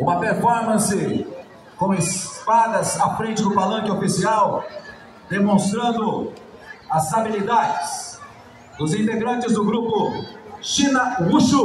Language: Portuguese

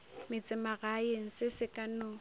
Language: Northern Sotho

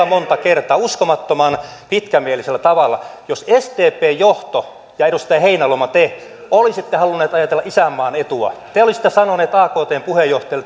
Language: Finnish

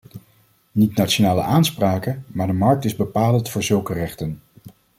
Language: Dutch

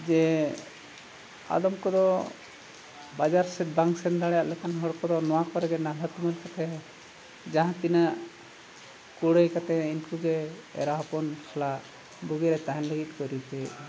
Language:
Santali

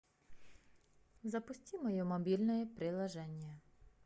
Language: Russian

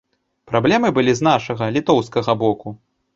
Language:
Belarusian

